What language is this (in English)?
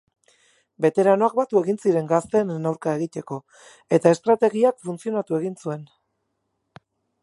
Basque